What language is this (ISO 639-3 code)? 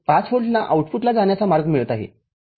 mar